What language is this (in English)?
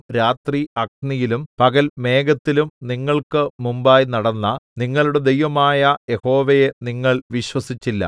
Malayalam